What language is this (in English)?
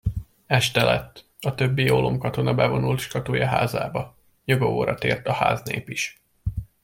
Hungarian